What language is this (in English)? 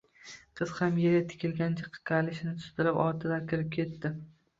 Uzbek